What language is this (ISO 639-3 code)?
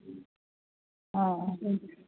mai